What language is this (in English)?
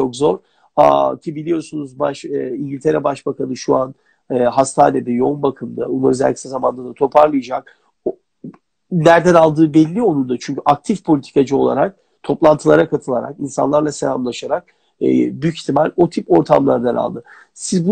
Turkish